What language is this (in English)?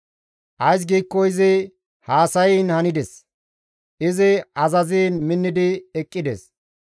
Gamo